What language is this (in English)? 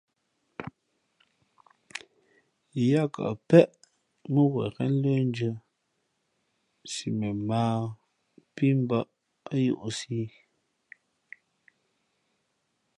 Fe'fe'